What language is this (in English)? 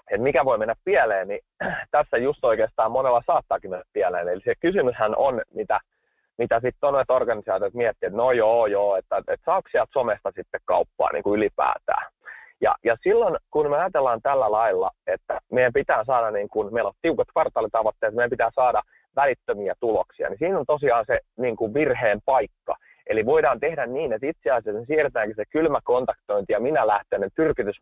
Finnish